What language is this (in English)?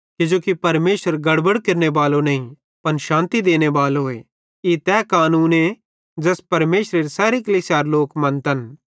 Bhadrawahi